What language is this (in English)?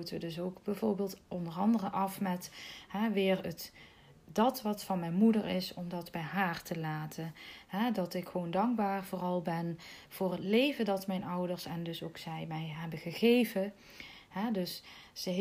Dutch